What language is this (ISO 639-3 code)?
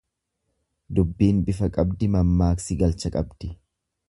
orm